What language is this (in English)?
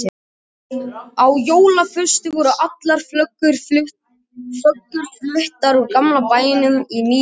Icelandic